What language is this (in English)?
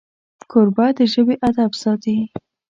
Pashto